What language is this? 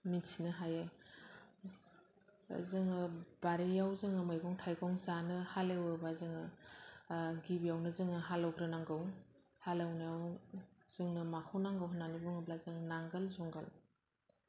Bodo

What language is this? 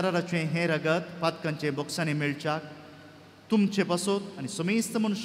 Romanian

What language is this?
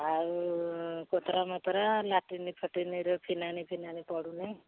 Odia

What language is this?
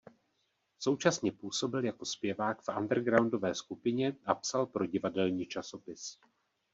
Czech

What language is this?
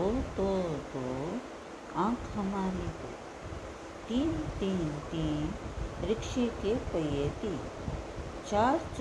Hindi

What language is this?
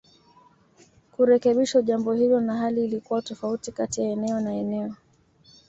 Swahili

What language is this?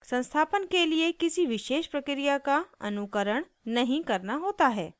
Hindi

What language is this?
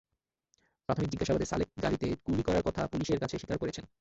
Bangla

